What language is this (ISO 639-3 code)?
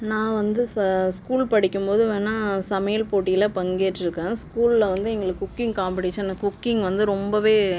tam